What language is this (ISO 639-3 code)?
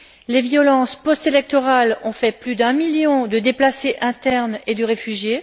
fra